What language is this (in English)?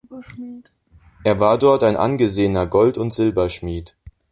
German